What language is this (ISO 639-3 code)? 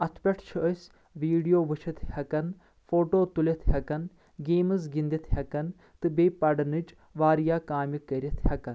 kas